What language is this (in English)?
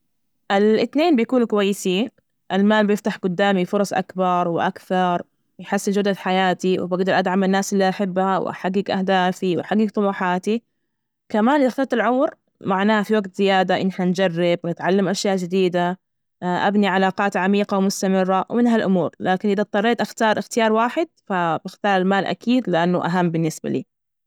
Najdi Arabic